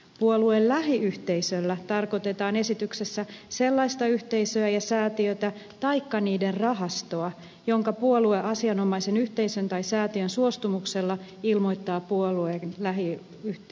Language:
Finnish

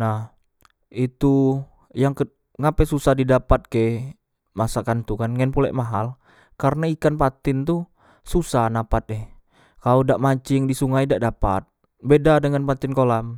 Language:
Musi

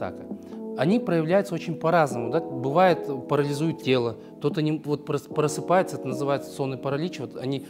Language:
Russian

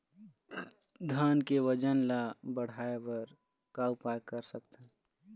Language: Chhattisgarhi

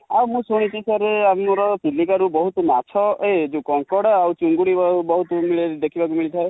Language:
Odia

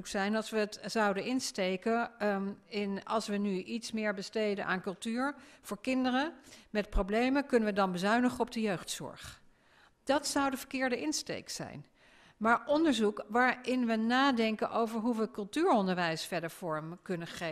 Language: Dutch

